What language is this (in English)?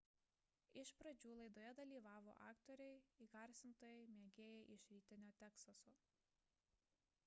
Lithuanian